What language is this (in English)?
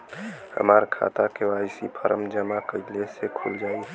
Bhojpuri